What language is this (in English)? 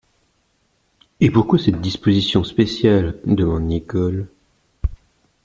French